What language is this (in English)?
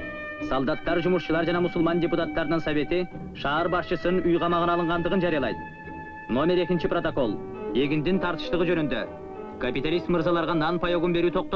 Turkish